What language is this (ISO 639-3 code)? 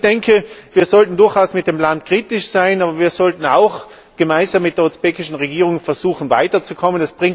deu